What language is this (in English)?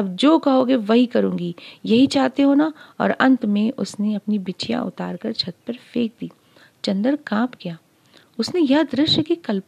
Hindi